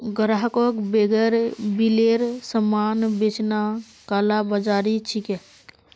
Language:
Magahi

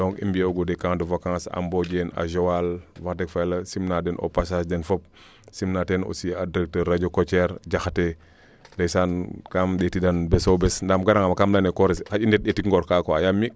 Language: Serer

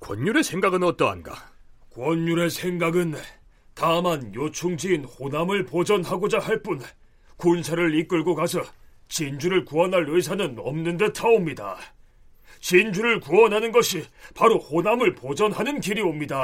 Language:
Korean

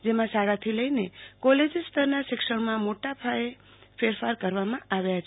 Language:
Gujarati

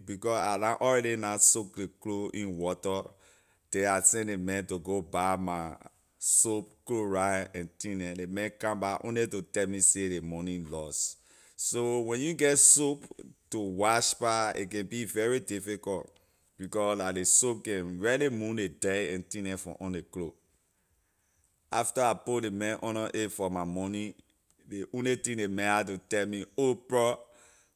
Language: Liberian English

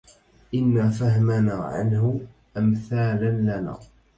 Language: Arabic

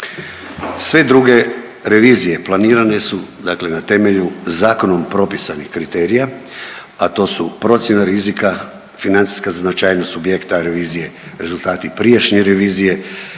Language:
Croatian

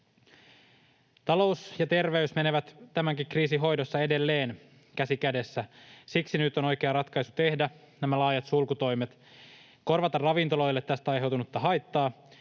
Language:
Finnish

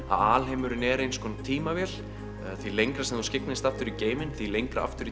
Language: Icelandic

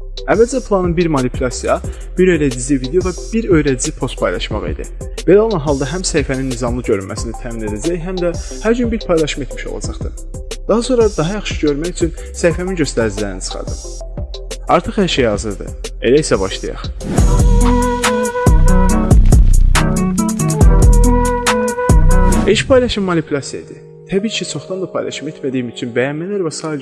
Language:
Turkish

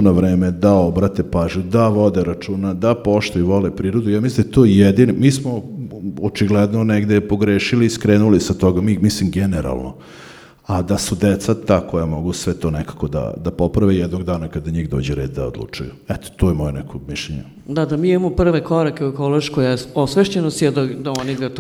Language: Croatian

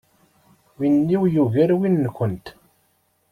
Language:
Kabyle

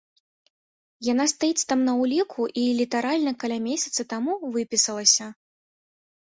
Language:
Belarusian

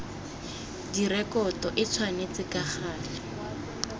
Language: Tswana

